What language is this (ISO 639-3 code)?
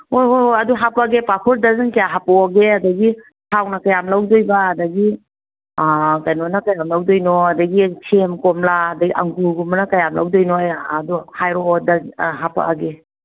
mni